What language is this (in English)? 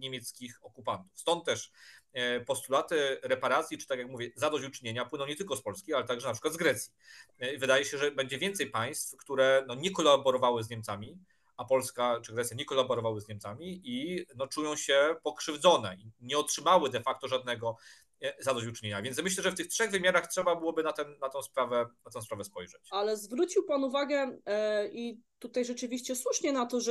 Polish